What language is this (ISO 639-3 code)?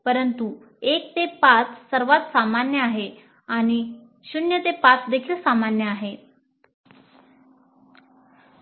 mar